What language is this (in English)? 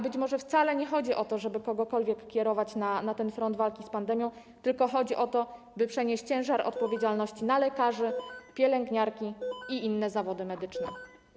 Polish